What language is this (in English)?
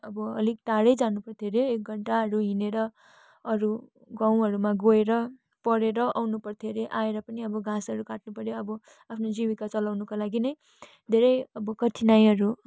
Nepali